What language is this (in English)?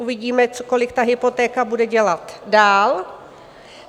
Czech